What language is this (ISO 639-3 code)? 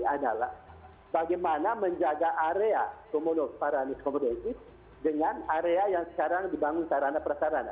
ind